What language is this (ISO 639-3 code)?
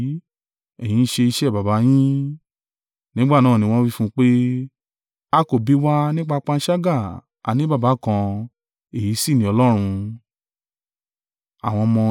yor